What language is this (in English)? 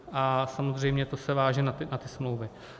Czech